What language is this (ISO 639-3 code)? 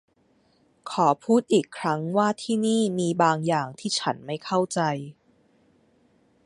tha